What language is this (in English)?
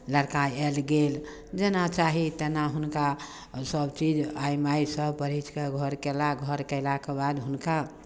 Maithili